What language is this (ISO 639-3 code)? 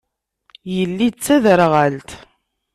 kab